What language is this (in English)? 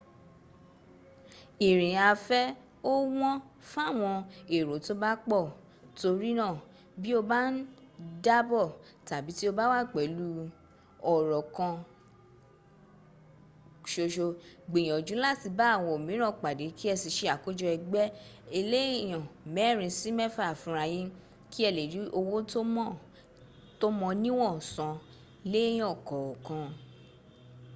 Yoruba